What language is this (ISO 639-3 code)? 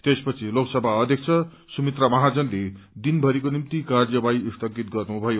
nep